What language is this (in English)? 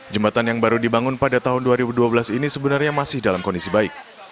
Indonesian